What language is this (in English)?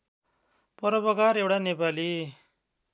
Nepali